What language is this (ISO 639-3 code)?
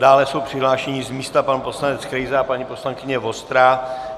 ces